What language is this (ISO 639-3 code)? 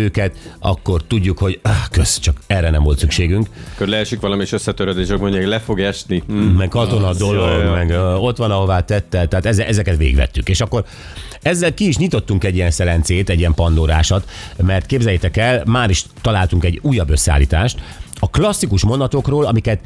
hun